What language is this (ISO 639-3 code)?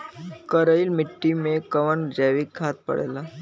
bho